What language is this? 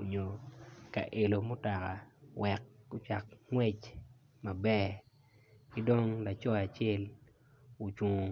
Acoli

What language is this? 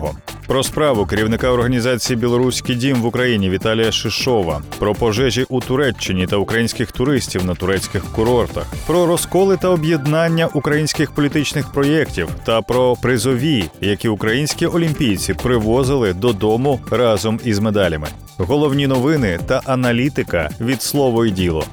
Ukrainian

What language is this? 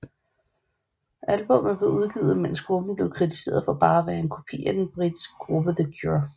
Danish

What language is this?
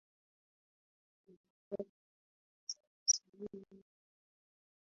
Swahili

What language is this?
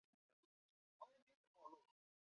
Chinese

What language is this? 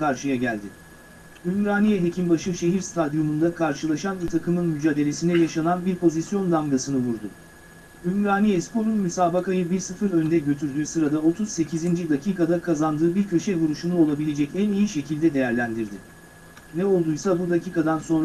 Turkish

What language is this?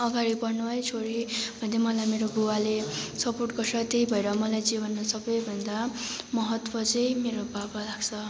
Nepali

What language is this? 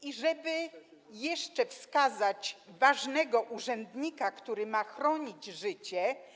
Polish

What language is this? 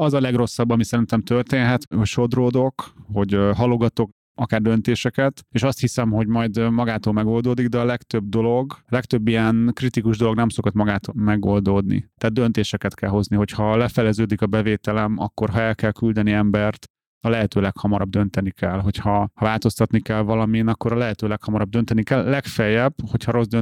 Hungarian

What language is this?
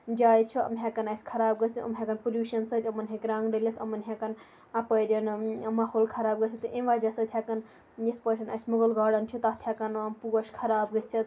Kashmiri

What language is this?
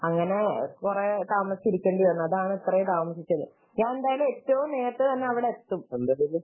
Malayalam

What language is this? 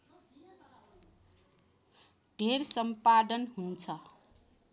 Nepali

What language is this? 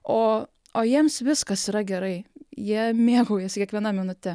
Lithuanian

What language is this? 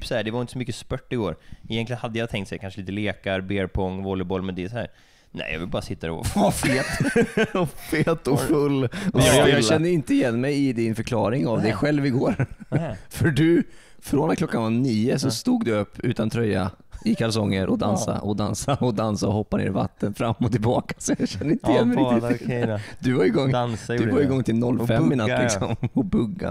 Swedish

